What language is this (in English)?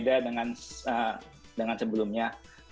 Indonesian